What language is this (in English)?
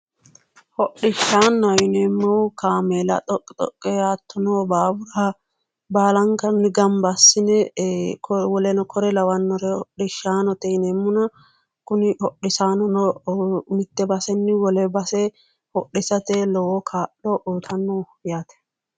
Sidamo